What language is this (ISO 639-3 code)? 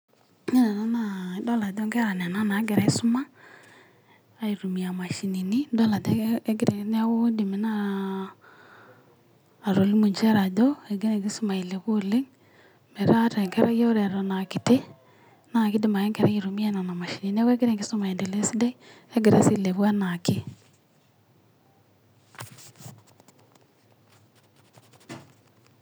mas